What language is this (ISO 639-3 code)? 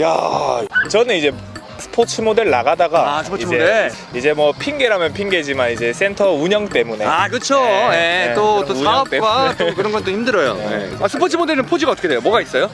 kor